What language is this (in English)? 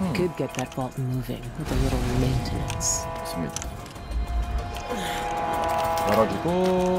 Korean